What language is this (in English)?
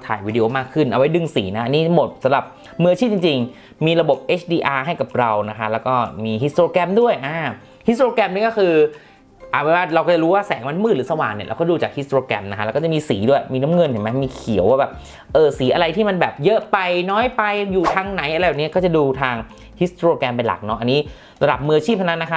Thai